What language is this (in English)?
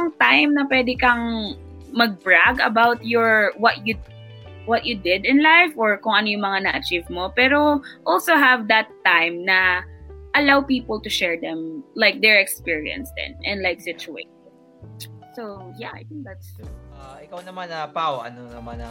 Filipino